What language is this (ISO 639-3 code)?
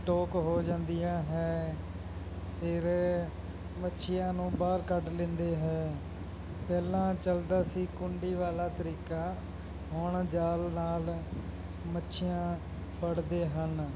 pan